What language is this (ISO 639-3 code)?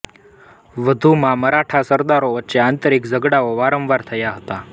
guj